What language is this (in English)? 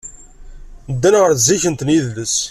Kabyle